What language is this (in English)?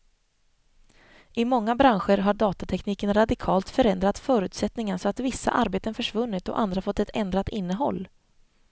Swedish